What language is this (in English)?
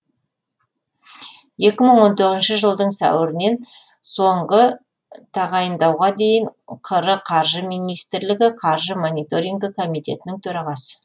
Kazakh